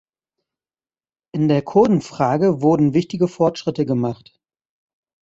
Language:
German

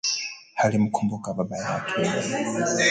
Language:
Swahili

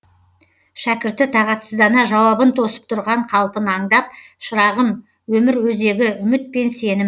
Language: Kazakh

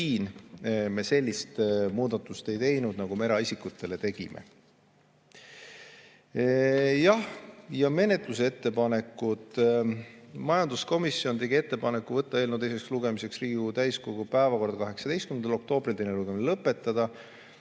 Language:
Estonian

